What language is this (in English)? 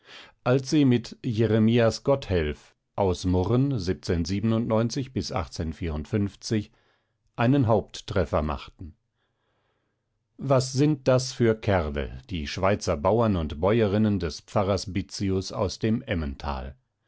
German